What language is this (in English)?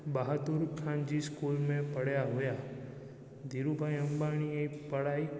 Sindhi